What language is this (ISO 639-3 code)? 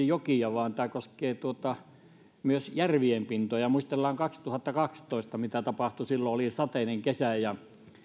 fin